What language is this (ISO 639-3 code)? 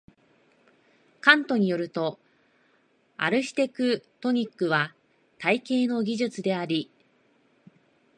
jpn